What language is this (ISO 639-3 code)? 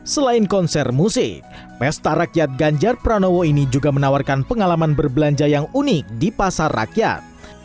ind